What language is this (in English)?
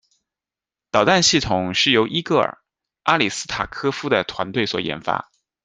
Chinese